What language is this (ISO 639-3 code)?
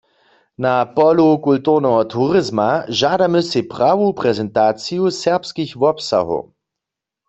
hsb